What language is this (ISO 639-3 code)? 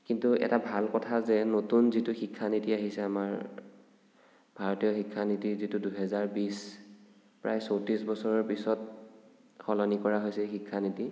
asm